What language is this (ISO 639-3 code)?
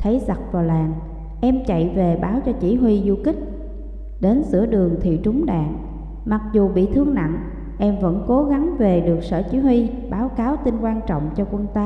vie